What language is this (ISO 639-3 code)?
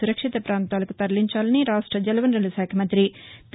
tel